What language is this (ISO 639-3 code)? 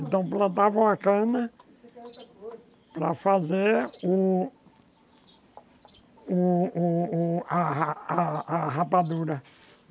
por